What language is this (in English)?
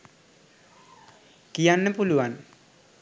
Sinhala